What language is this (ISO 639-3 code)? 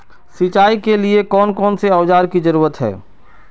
mag